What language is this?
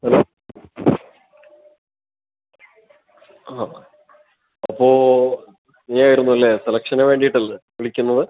Malayalam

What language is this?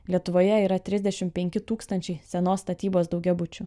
Lithuanian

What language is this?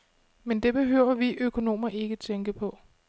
Danish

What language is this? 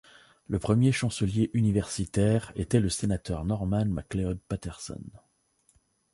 French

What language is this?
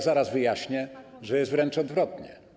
Polish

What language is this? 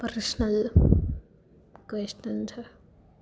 Gujarati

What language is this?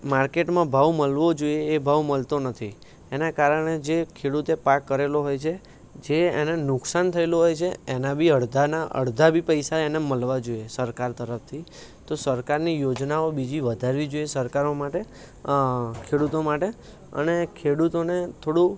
Gujarati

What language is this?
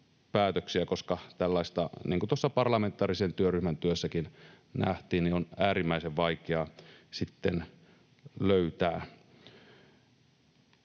Finnish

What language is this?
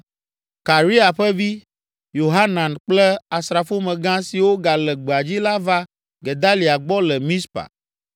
Ewe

